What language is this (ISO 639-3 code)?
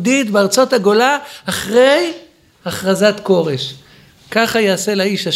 heb